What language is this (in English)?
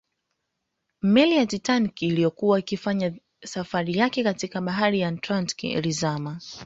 Swahili